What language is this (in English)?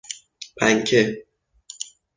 Persian